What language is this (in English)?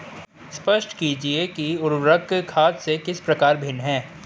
Hindi